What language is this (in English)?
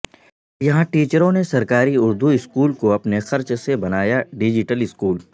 Urdu